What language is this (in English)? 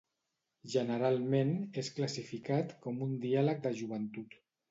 Catalan